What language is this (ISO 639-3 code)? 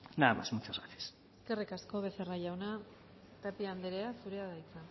eus